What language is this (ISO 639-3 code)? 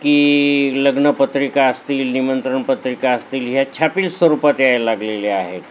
mar